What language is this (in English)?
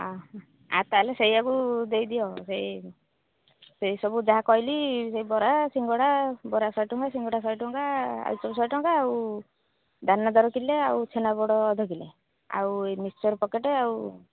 Odia